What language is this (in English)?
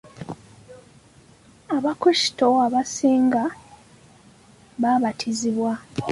Ganda